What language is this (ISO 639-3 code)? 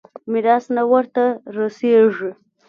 pus